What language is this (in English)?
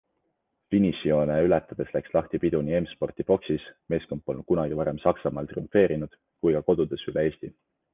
Estonian